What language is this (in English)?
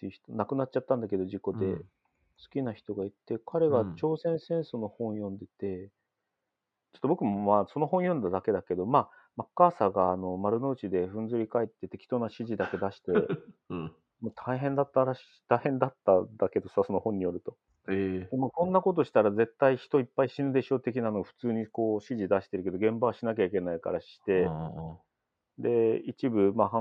Japanese